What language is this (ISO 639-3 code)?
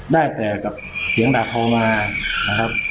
tha